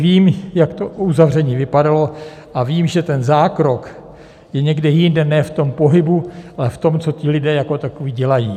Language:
Czech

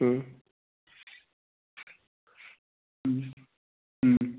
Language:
Bodo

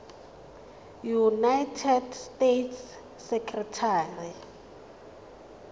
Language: Tswana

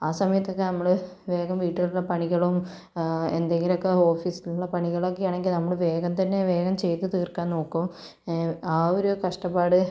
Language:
Malayalam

